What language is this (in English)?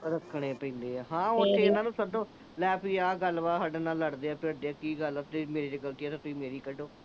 Punjabi